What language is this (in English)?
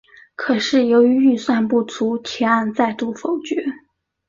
Chinese